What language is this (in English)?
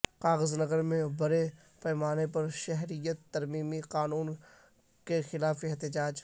Urdu